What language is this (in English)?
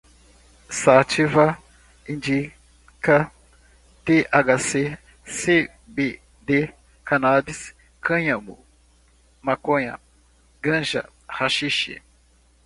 Portuguese